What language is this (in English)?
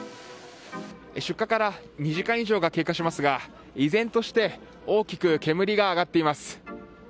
Japanese